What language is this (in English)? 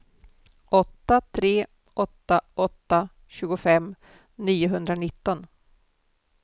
Swedish